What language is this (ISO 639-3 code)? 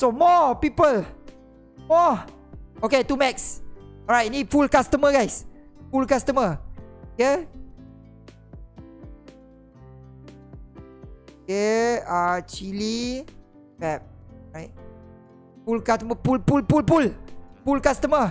msa